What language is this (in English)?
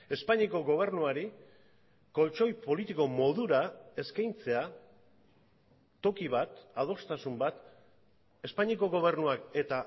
Basque